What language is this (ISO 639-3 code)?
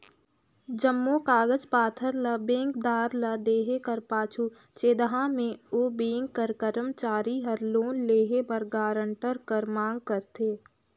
hne